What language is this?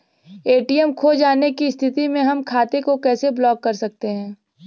Bhojpuri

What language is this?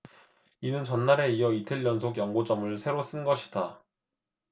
Korean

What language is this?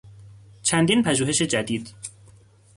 Persian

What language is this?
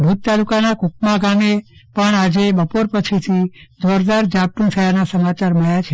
Gujarati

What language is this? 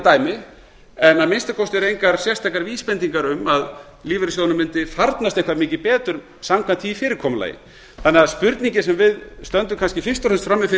Icelandic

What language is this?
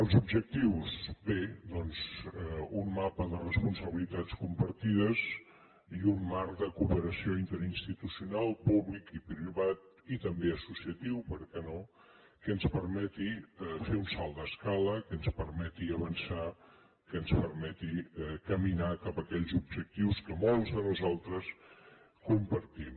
Catalan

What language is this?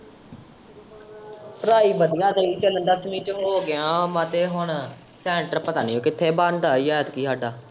Punjabi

